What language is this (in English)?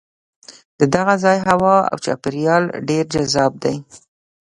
Pashto